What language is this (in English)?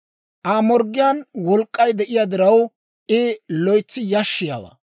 Dawro